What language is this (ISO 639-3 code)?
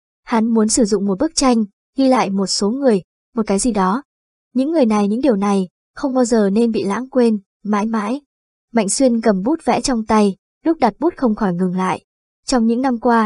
vie